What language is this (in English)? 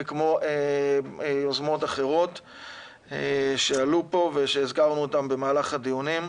Hebrew